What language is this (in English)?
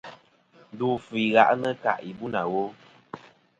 Kom